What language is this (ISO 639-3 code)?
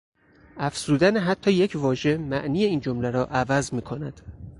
fas